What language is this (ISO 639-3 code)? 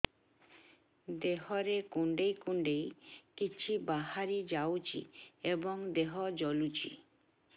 ori